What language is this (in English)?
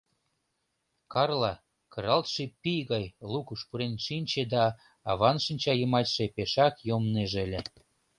Mari